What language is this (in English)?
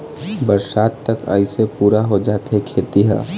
Chhattisgarhi